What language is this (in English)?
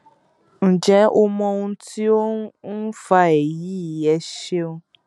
Yoruba